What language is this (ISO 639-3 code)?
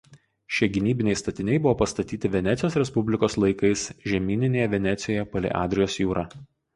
lit